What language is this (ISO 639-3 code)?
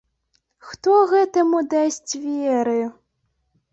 bel